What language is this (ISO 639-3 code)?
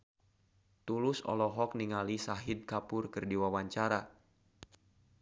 sun